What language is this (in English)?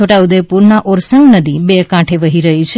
Gujarati